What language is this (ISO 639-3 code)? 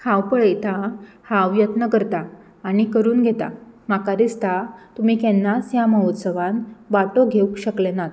kok